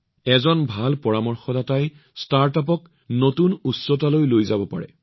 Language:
Assamese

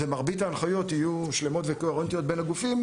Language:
Hebrew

